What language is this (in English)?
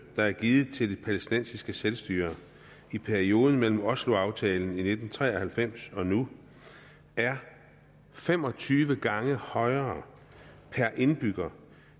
Danish